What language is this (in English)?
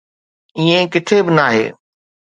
Sindhi